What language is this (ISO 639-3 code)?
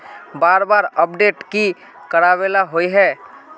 mag